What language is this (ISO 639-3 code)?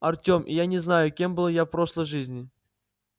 rus